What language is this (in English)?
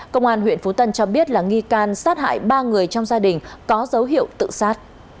Vietnamese